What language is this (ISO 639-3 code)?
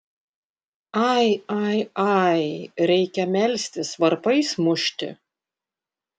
lit